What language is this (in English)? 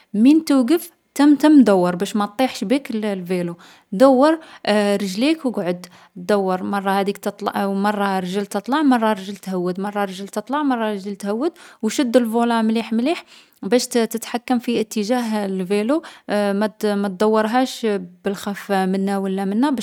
Algerian Arabic